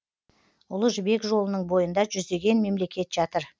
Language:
Kazakh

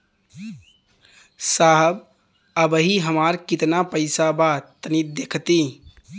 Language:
Bhojpuri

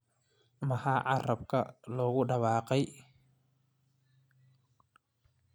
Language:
Somali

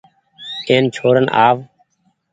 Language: Goaria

